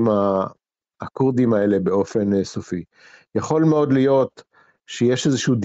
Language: Hebrew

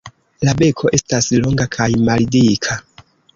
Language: Esperanto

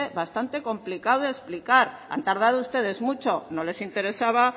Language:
Spanish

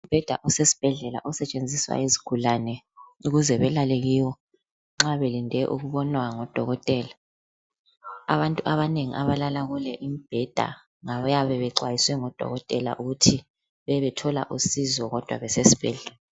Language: North Ndebele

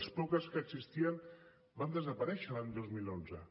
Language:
Catalan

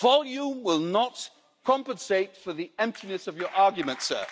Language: English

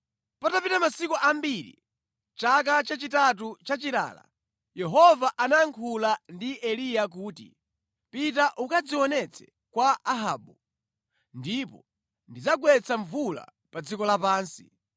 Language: Nyanja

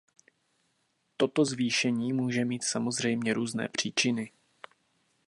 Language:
Czech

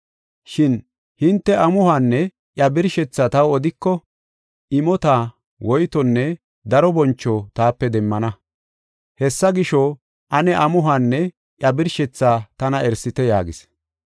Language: Gofa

